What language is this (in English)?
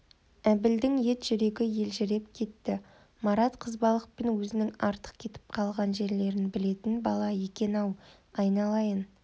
Kazakh